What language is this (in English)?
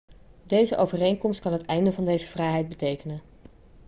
Dutch